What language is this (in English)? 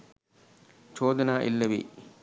Sinhala